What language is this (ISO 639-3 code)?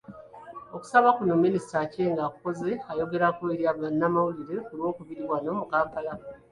lug